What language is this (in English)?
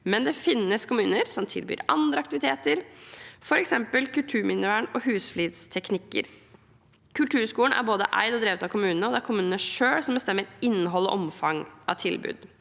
Norwegian